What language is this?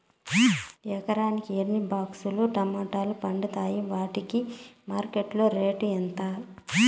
Telugu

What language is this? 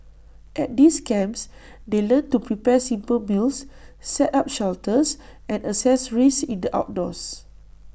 English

